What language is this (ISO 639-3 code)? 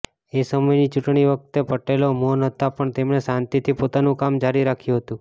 guj